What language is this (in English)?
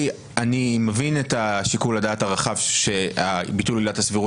Hebrew